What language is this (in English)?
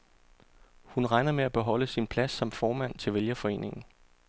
Danish